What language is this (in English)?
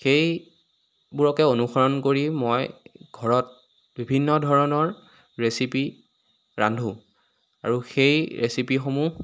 Assamese